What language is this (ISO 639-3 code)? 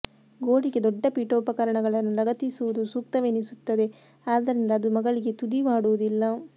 kan